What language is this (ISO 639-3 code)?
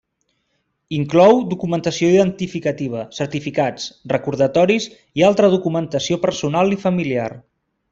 cat